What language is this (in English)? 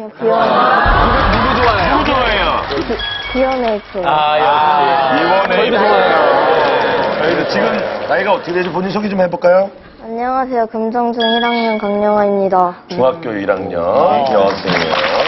Korean